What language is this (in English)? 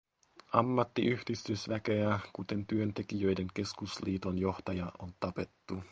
Finnish